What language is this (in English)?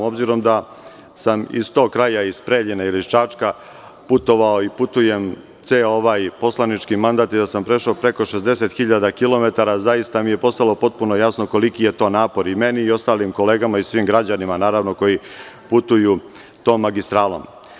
Serbian